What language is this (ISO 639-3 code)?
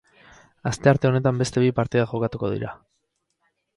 eus